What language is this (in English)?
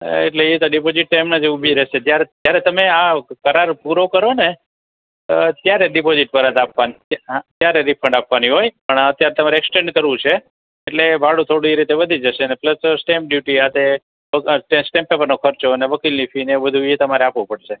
Gujarati